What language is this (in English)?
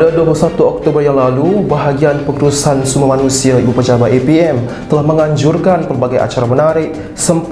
Malay